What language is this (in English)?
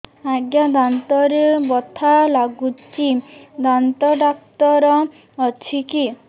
Odia